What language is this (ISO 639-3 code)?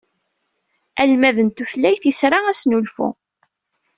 kab